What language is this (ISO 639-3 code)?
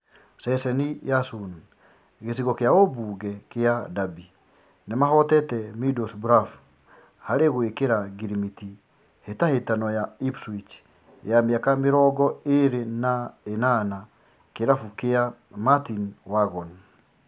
kik